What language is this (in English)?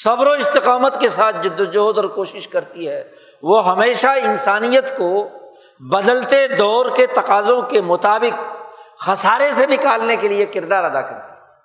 Urdu